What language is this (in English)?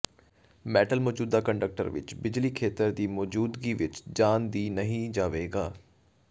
Punjabi